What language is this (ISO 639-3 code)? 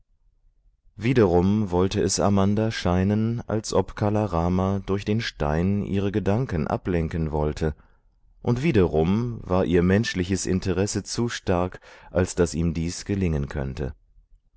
deu